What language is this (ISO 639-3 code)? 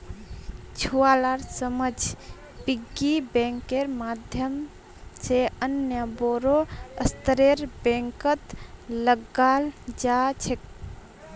mag